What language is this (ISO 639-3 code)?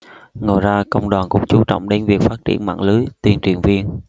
vie